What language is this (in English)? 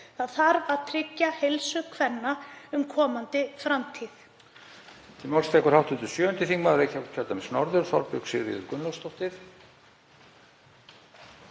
Icelandic